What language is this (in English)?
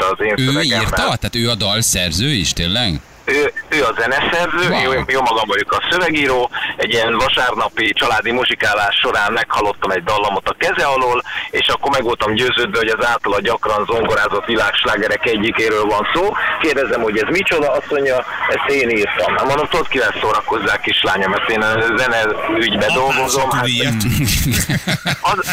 Hungarian